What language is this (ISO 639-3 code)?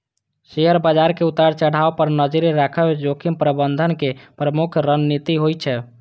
mai